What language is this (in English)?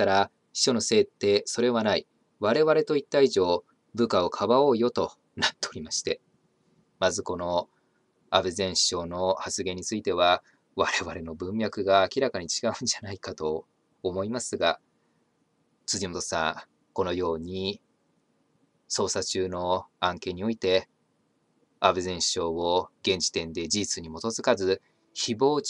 Japanese